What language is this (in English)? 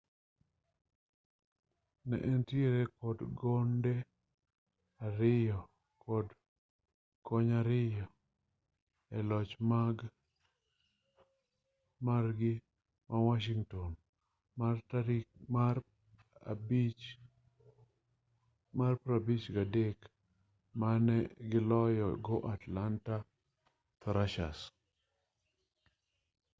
Luo (Kenya and Tanzania)